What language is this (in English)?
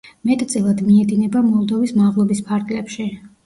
Georgian